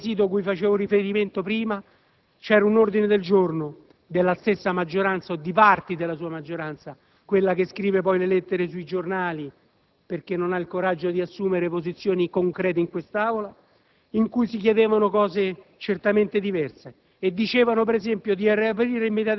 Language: Italian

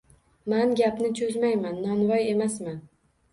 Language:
Uzbek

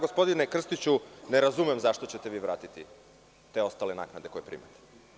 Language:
Serbian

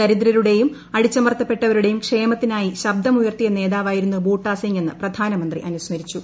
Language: Malayalam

